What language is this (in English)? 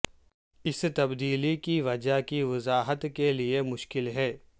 Urdu